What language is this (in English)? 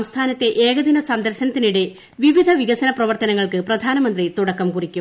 Malayalam